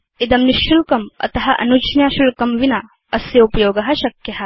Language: Sanskrit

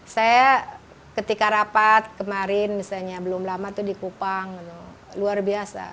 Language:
Indonesian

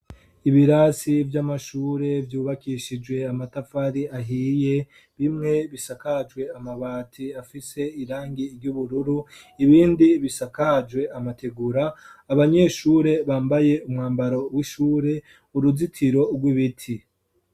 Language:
Rundi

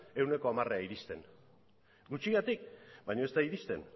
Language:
Basque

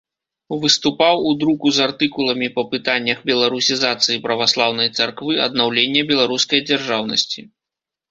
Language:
Belarusian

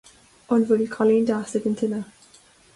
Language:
Irish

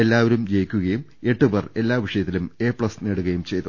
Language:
Malayalam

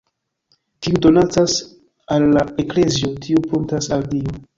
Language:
Esperanto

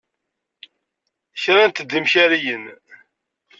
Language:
Kabyle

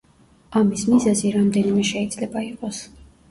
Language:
Georgian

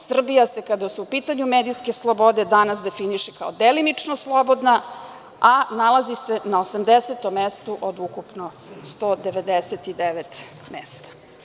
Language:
Serbian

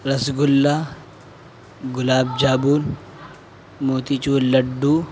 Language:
Urdu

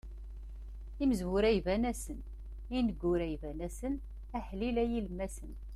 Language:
Kabyle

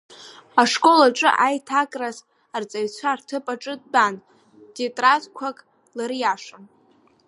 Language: Abkhazian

